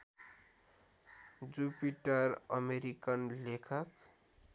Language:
Nepali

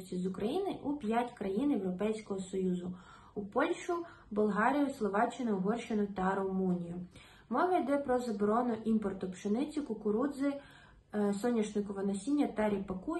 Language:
Ukrainian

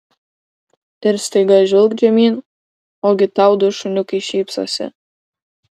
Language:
Lithuanian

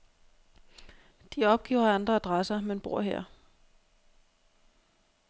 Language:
Danish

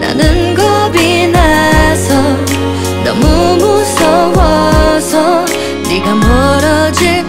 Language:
Korean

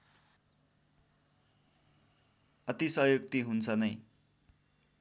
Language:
Nepali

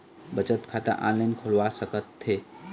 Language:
Chhattisgarhi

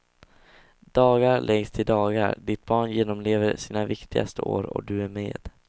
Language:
Swedish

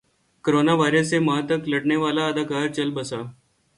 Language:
Urdu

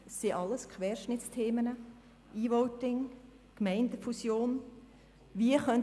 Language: Swiss German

